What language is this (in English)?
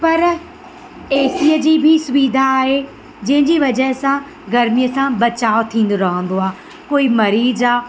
Sindhi